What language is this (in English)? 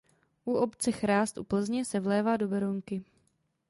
Czech